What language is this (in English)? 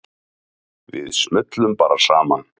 Icelandic